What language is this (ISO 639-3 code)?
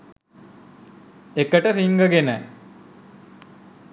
sin